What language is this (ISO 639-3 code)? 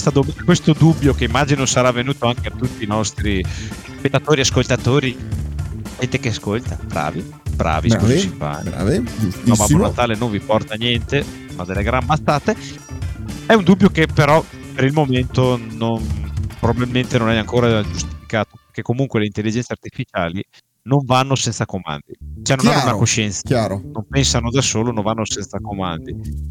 ita